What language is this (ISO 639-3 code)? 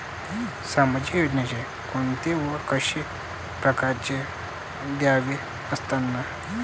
mar